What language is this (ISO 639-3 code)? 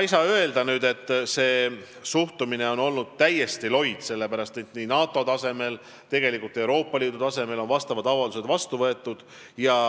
est